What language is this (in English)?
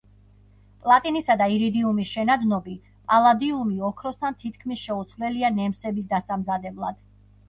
Georgian